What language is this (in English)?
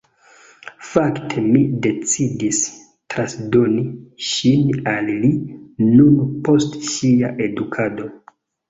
Esperanto